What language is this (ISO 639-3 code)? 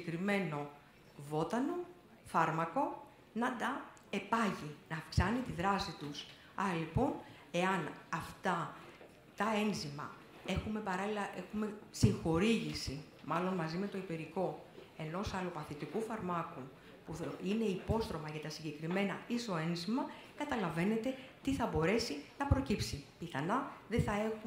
ell